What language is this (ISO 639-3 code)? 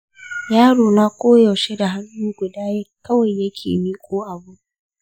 hau